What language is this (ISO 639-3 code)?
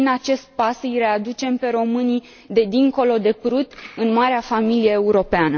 ron